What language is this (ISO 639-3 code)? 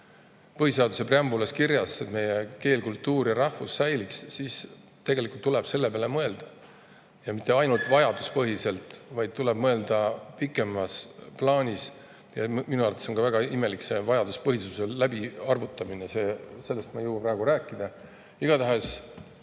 est